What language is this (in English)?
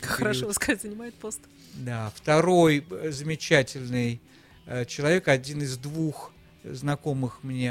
Russian